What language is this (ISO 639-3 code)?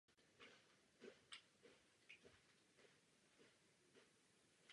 ces